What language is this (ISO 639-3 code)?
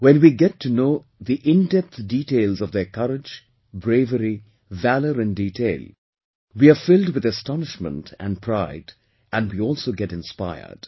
eng